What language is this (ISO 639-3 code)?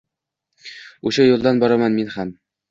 uzb